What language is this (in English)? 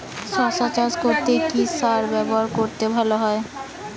Bangla